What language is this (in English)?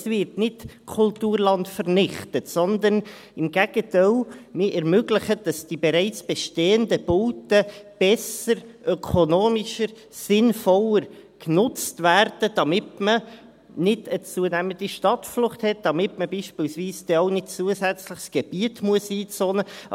Swiss German